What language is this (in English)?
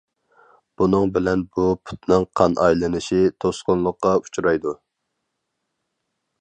Uyghur